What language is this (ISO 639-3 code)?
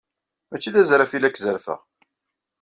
kab